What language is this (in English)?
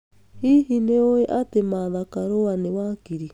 Kikuyu